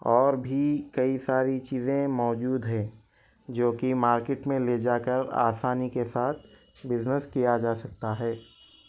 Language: Urdu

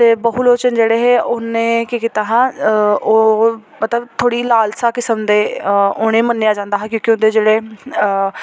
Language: Dogri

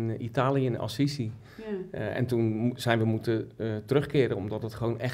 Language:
Dutch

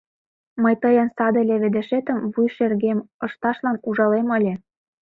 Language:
Mari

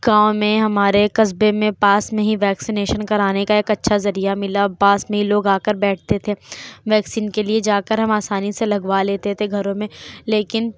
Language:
Urdu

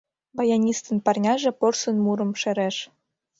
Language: Mari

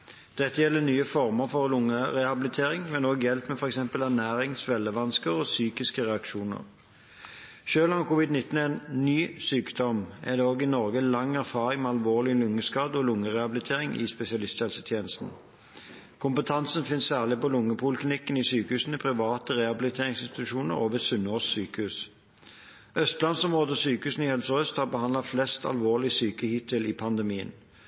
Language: Norwegian Bokmål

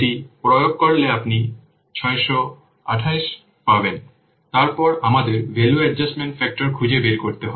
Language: Bangla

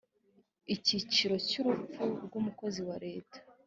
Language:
Kinyarwanda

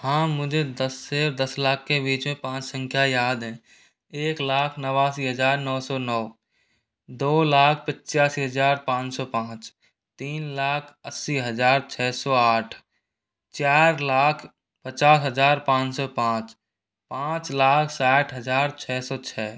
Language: Hindi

